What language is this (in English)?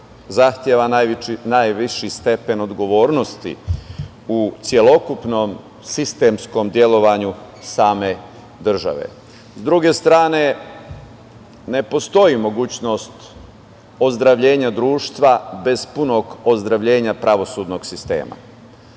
Serbian